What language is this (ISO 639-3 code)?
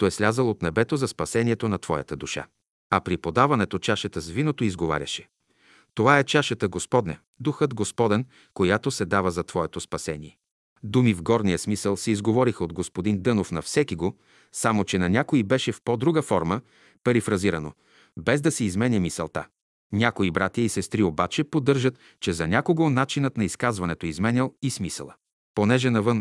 bul